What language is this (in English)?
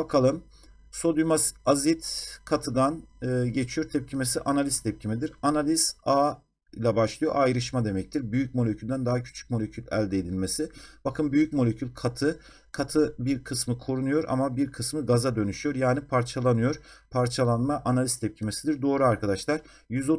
Turkish